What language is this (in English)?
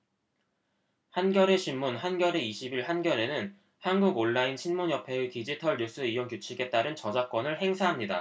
Korean